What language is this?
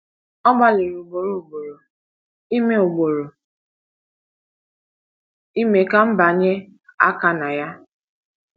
Igbo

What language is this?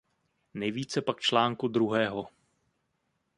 Czech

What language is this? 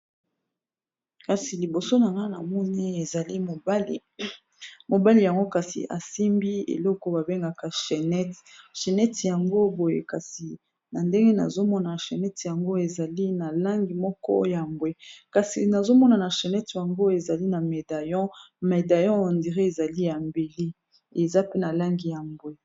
Lingala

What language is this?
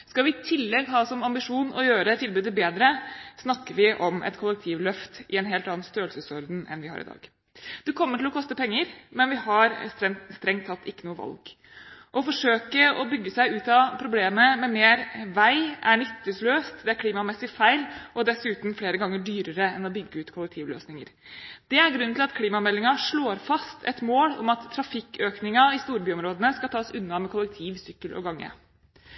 Norwegian Bokmål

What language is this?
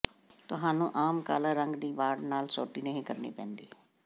Punjabi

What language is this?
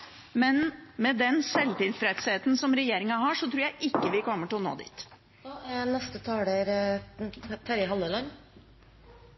Norwegian Bokmål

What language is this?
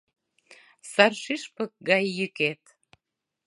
Mari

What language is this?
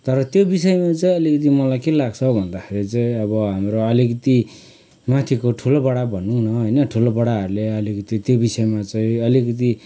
Nepali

